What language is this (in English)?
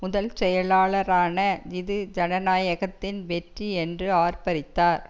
Tamil